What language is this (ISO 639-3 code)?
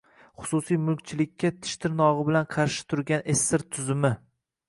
uzb